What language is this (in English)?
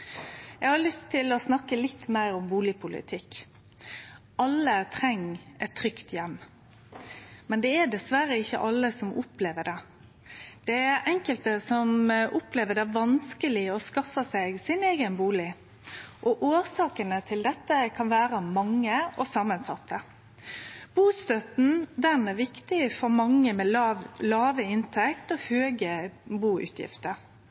Norwegian Nynorsk